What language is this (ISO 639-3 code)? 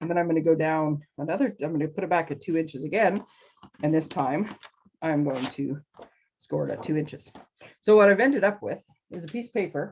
eng